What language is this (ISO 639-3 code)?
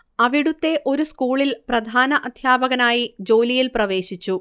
mal